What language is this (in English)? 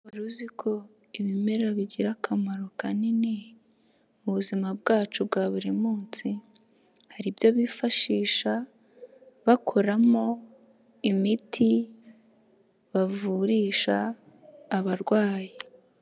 Kinyarwanda